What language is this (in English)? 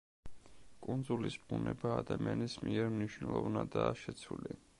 Georgian